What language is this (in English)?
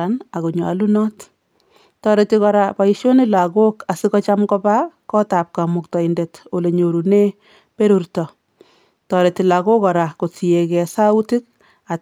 Kalenjin